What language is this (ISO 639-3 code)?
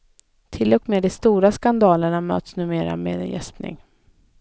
swe